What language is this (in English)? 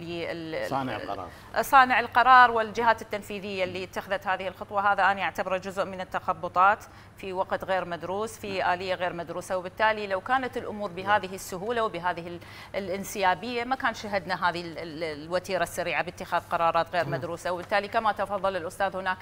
Arabic